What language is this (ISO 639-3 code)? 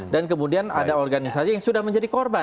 ind